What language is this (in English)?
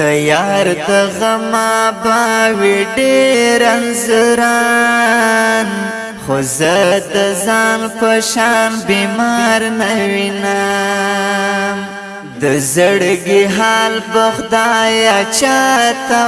Pashto